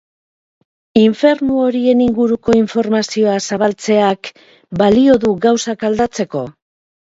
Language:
Basque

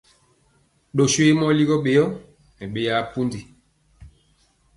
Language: Mpiemo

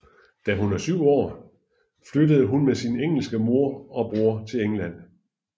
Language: Danish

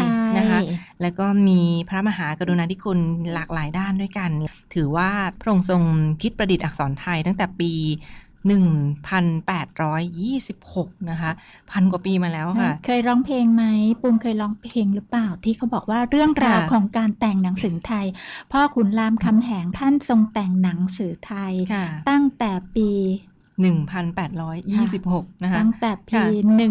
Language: Thai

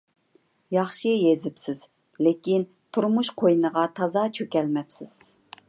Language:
Uyghur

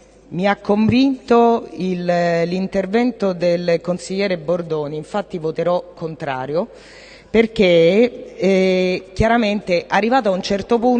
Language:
Italian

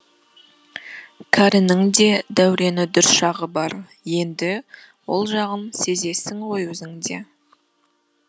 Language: Kazakh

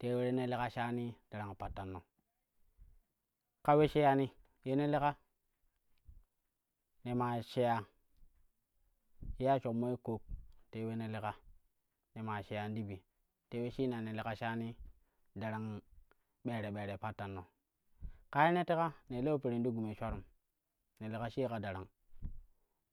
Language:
Kushi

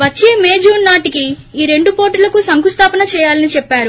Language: Telugu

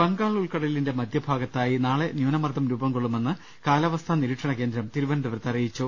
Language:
Malayalam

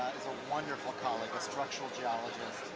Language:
English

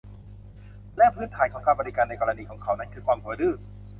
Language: Thai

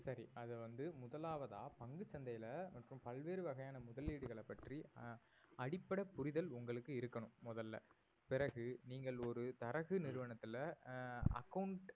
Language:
Tamil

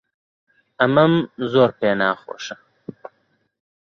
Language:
Central Kurdish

